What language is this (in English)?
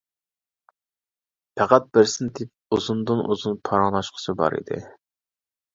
Uyghur